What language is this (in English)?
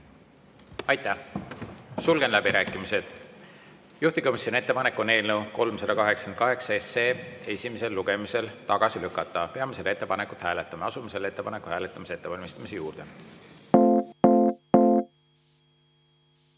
Estonian